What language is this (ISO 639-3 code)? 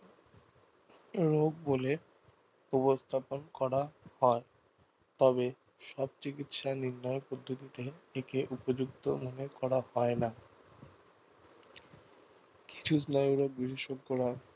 ben